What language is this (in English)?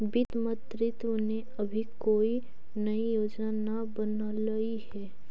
Magahi